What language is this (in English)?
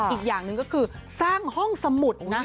Thai